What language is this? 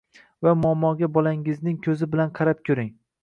Uzbek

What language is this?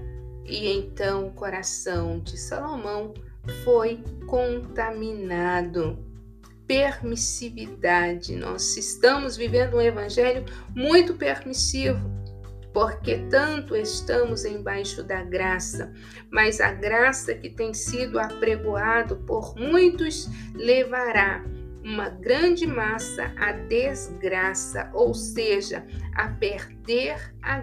Portuguese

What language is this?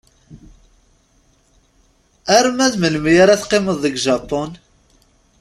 Kabyle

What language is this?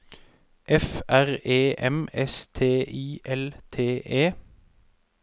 Norwegian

